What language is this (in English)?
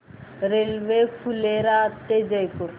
Marathi